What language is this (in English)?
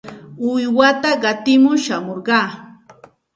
Santa Ana de Tusi Pasco Quechua